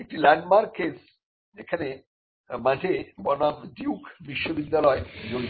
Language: Bangla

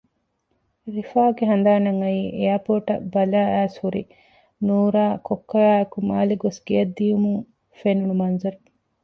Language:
Divehi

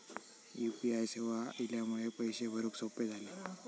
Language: Marathi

